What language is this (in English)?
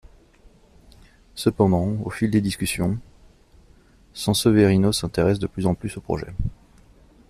French